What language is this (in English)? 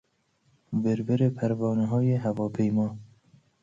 Persian